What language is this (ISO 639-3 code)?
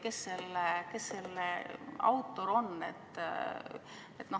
est